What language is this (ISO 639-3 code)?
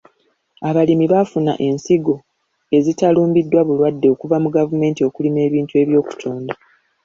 lug